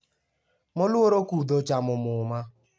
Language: Luo (Kenya and Tanzania)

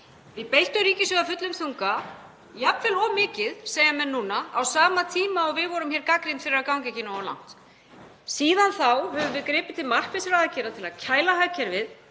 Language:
Icelandic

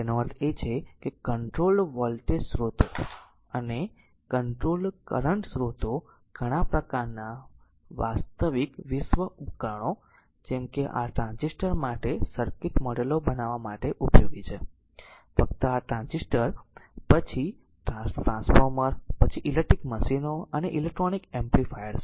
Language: Gujarati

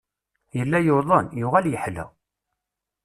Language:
Kabyle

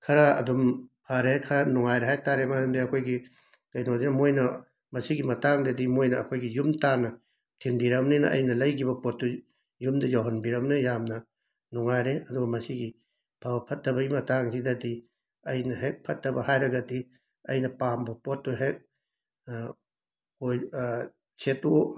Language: Manipuri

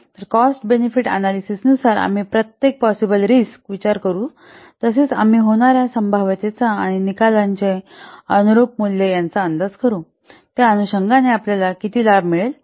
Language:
Marathi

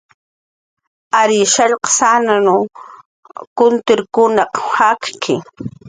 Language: Jaqaru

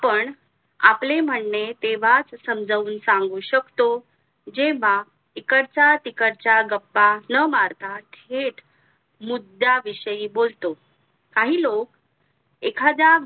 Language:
Marathi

